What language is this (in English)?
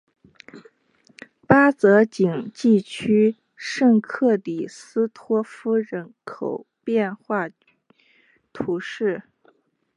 Chinese